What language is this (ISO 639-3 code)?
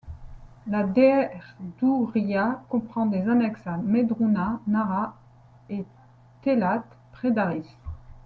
fra